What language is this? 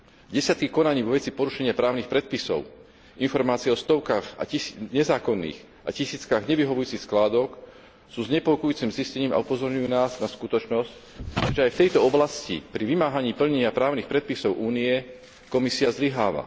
Slovak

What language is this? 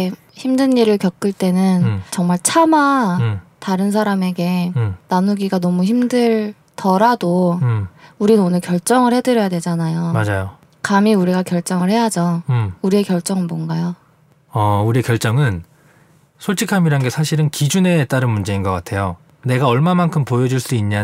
Korean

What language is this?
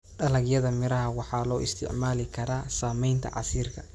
Somali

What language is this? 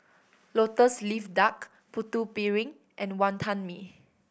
English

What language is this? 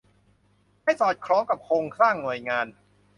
Thai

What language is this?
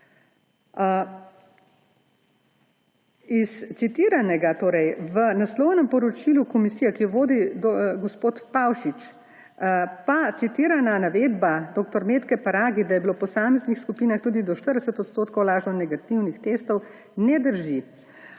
Slovenian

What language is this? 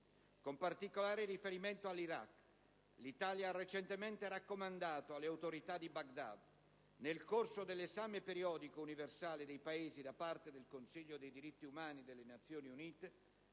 Italian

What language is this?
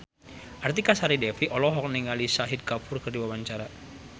Sundanese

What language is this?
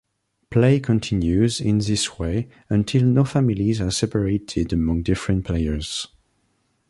English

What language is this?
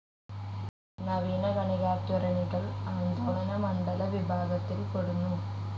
Malayalam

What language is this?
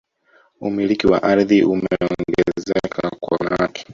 Swahili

